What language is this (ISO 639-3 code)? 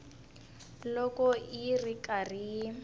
tso